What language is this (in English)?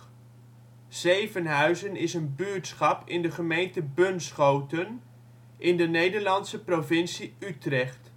Dutch